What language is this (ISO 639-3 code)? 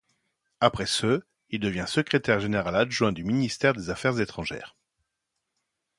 fra